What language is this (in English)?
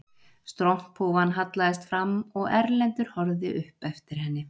Icelandic